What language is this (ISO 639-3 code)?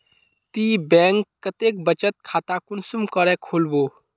mag